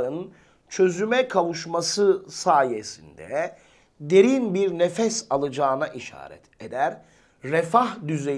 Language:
Turkish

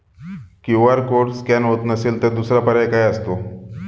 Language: Marathi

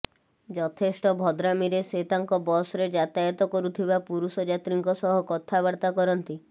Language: Odia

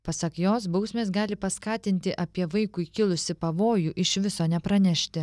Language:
Lithuanian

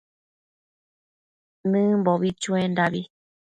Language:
Matsés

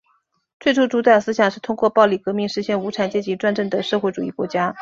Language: Chinese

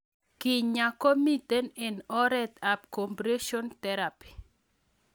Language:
Kalenjin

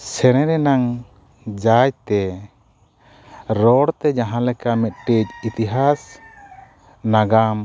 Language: Santali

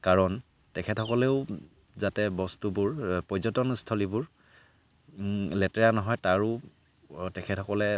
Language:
Assamese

